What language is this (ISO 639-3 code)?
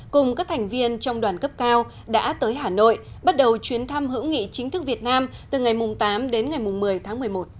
vie